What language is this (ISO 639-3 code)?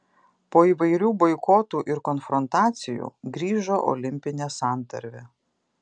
lit